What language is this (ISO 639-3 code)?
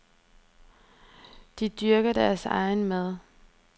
dan